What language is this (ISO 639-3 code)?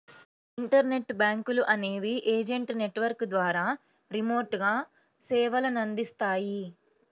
tel